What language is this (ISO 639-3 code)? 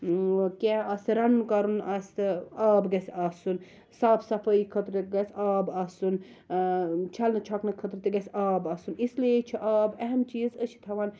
kas